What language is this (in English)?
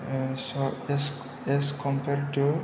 Bodo